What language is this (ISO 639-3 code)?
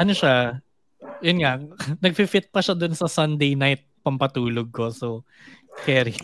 fil